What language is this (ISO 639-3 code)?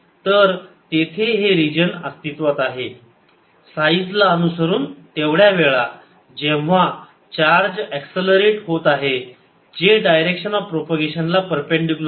mar